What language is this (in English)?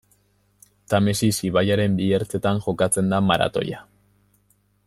Basque